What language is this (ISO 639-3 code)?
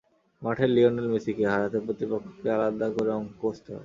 ben